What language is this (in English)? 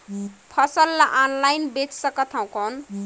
Chhattisgarhi